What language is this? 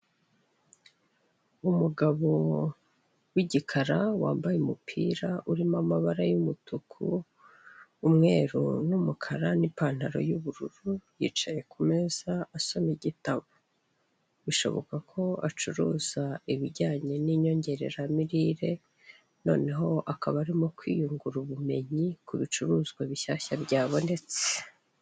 Kinyarwanda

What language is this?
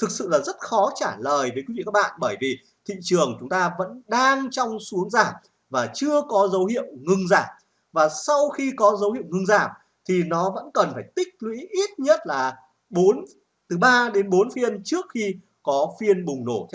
Vietnamese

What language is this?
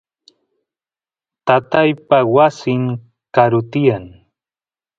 Santiago del Estero Quichua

